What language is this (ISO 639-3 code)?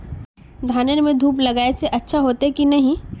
mag